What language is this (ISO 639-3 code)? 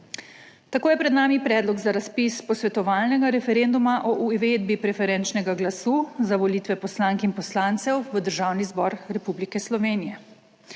slv